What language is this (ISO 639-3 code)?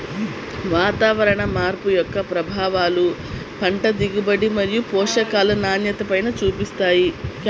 tel